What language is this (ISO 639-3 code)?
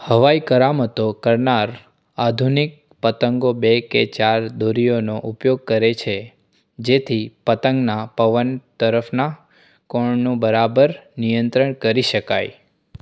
guj